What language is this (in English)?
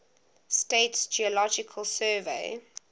English